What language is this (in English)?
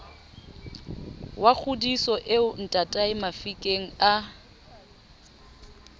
Southern Sotho